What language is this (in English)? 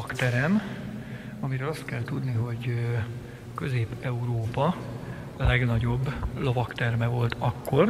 Hungarian